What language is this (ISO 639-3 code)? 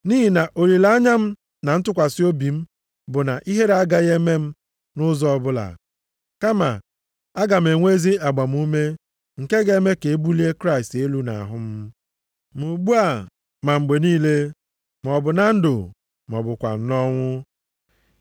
ibo